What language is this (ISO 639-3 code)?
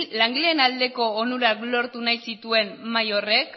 eus